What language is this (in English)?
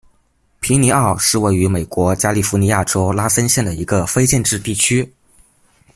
Chinese